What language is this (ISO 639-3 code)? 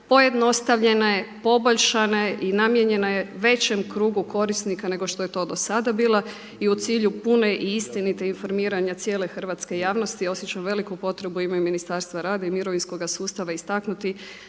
hrv